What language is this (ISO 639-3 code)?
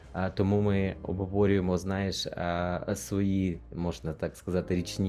ukr